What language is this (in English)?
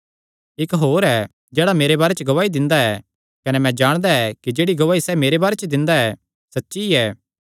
Kangri